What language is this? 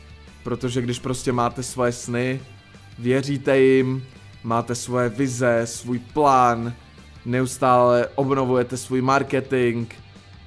Czech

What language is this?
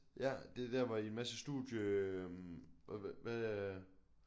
Danish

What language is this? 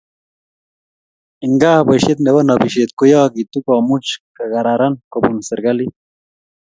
Kalenjin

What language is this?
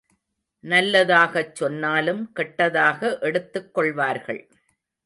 Tamil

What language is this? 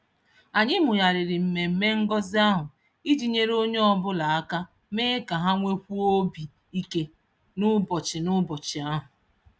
Igbo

